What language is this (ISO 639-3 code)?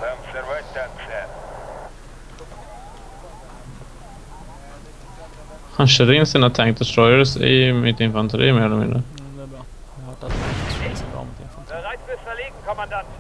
swe